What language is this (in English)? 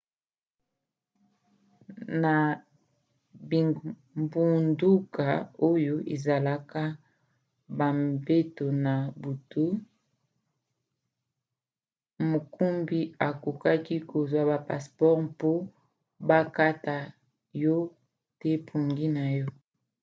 Lingala